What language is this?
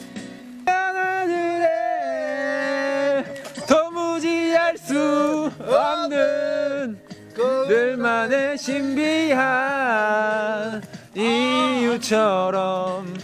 Korean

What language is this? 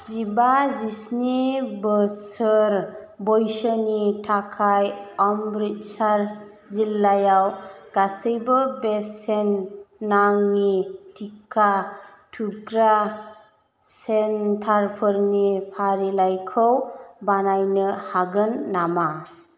Bodo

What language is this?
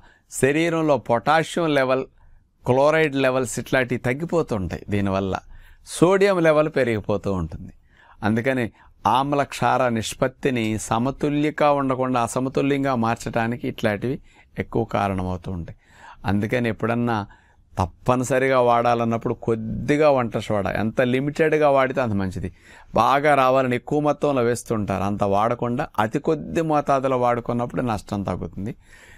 Telugu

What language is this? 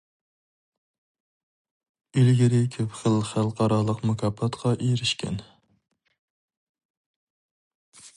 Uyghur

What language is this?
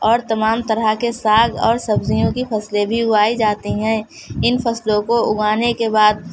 Urdu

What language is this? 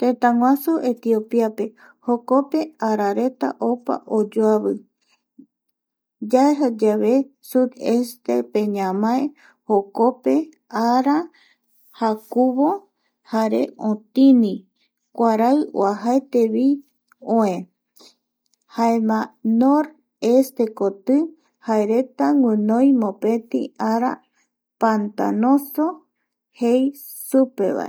Eastern Bolivian Guaraní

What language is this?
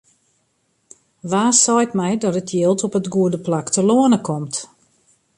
Western Frisian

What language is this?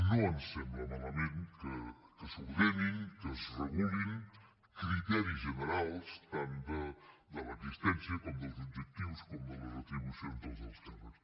Catalan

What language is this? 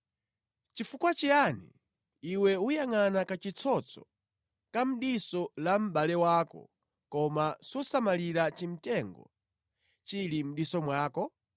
Nyanja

